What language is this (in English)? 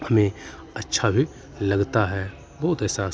Hindi